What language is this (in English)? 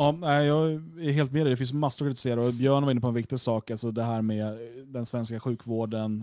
Swedish